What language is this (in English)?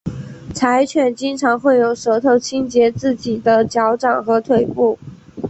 Chinese